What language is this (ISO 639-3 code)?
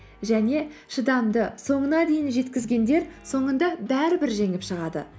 kaz